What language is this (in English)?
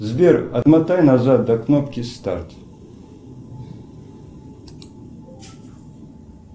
Russian